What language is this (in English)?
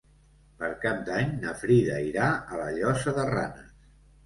Catalan